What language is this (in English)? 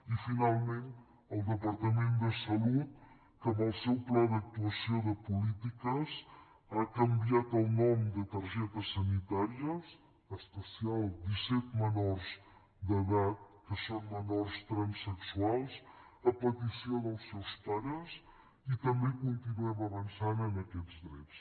Catalan